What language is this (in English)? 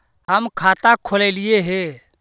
Magahi